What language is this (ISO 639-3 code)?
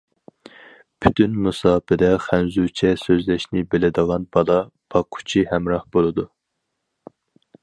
uig